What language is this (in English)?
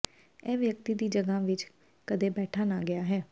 Punjabi